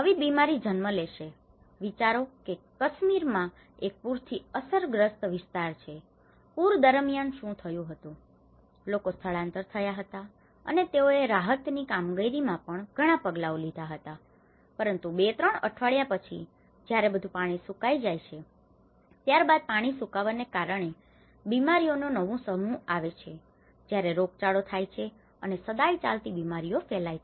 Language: Gujarati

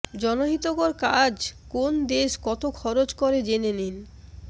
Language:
Bangla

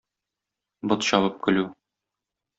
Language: Tatar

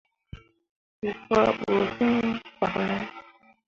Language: Mundang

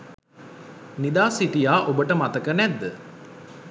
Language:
Sinhala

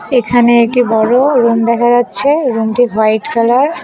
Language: Bangla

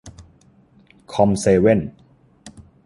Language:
Thai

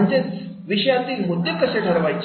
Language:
Marathi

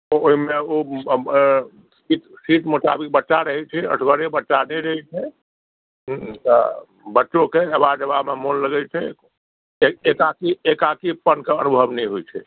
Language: Maithili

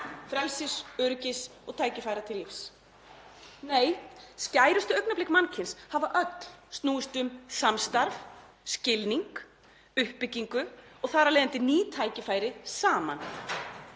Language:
Icelandic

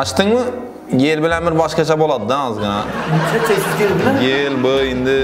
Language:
Turkish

